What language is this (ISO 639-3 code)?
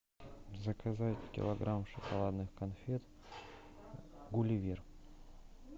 rus